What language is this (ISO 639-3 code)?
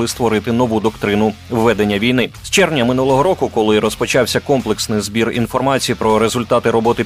ukr